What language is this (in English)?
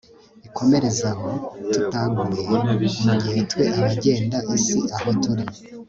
Kinyarwanda